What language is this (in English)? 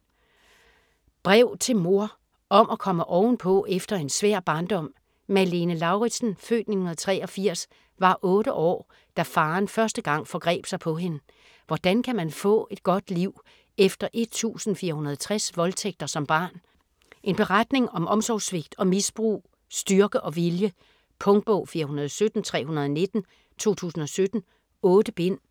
Danish